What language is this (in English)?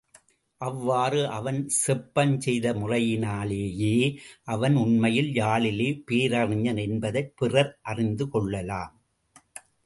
Tamil